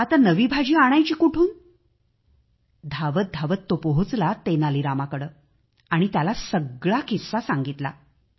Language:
Marathi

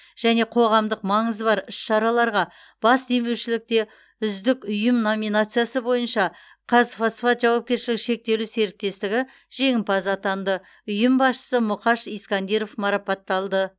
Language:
Kazakh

